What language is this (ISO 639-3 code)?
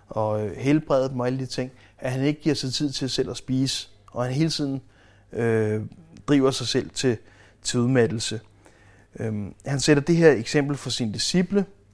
dan